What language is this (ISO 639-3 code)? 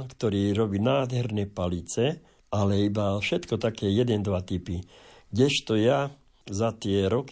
slk